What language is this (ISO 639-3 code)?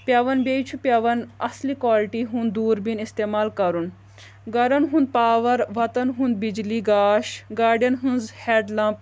kas